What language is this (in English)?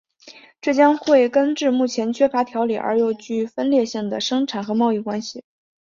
Chinese